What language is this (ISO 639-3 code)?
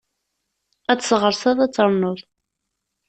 kab